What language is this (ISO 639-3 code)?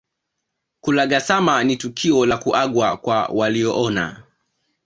swa